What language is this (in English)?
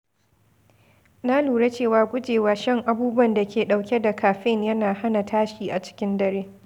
Hausa